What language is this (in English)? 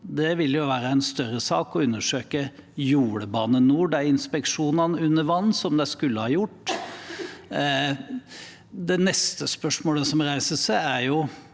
Norwegian